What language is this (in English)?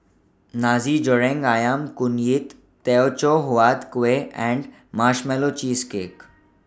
English